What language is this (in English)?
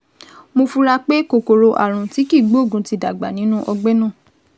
Yoruba